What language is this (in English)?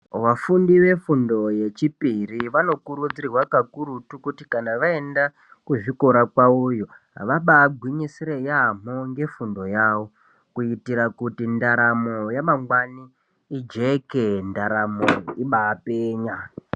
Ndau